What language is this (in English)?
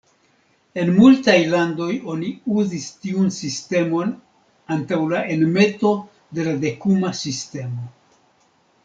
Esperanto